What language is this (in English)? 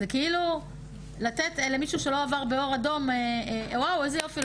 Hebrew